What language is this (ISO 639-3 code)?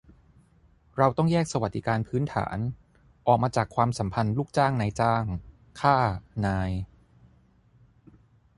tha